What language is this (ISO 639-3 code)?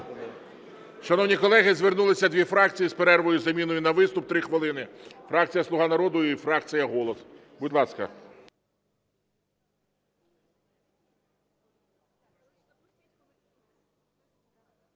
ukr